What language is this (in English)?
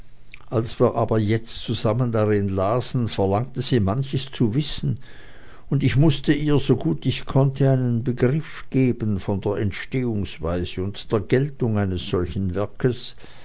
German